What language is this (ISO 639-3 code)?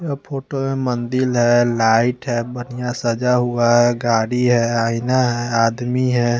hin